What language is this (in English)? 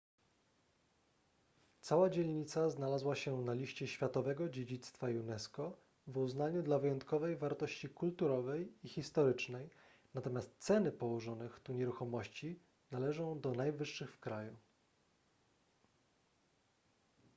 Polish